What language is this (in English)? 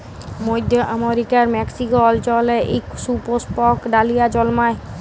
Bangla